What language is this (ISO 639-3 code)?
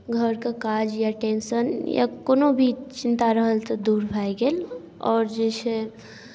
mai